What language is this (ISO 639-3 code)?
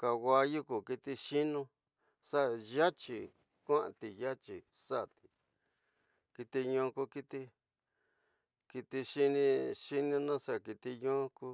mtx